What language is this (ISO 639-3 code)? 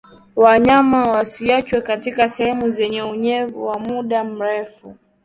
swa